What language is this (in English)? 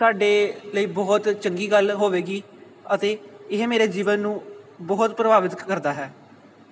Punjabi